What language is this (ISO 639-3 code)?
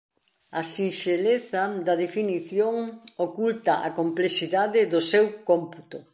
glg